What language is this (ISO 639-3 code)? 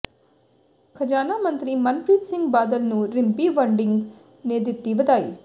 pan